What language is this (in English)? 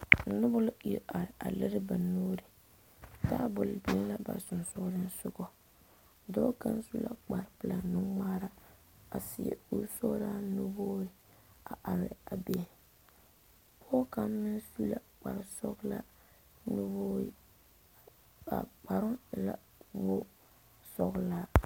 Southern Dagaare